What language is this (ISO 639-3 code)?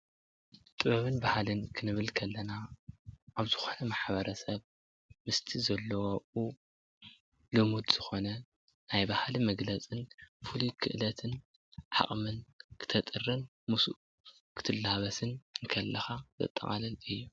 tir